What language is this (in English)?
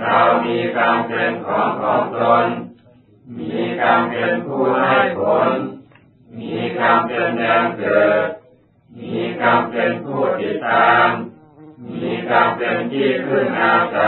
Thai